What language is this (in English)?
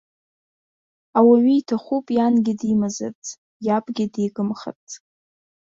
Abkhazian